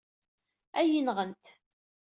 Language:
Kabyle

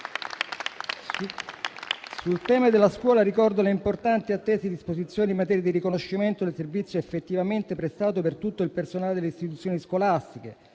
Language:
Italian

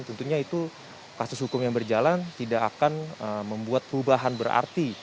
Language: Indonesian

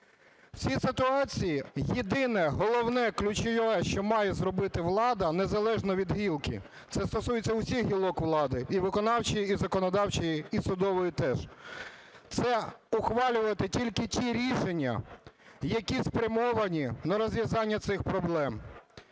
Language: Ukrainian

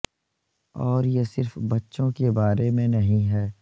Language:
Urdu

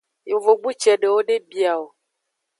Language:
Aja (Benin)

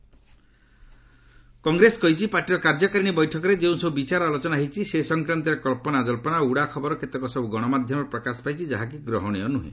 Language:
Odia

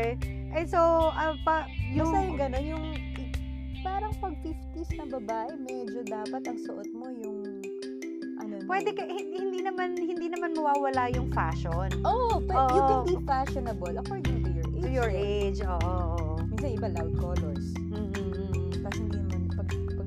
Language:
Filipino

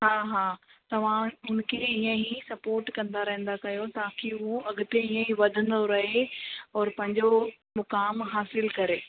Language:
Sindhi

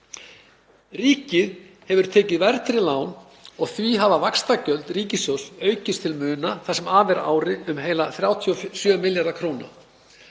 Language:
Icelandic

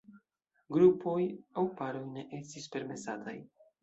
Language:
Esperanto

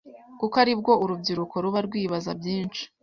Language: Kinyarwanda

